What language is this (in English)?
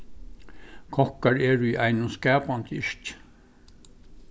Faroese